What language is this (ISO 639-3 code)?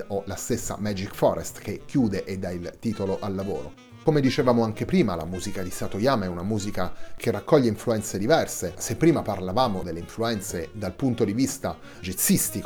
ita